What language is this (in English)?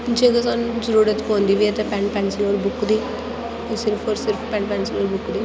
Dogri